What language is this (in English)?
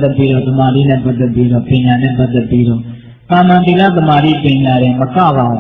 Vietnamese